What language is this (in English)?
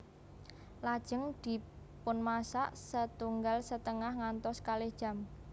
Javanese